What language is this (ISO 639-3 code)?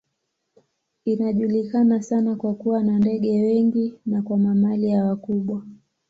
swa